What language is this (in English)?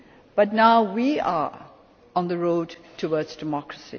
English